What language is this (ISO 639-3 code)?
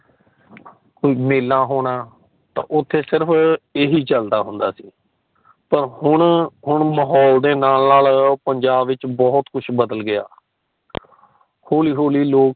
pan